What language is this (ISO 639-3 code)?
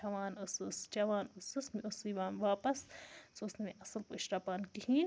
kas